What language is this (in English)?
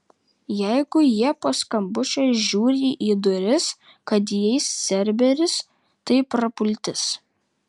Lithuanian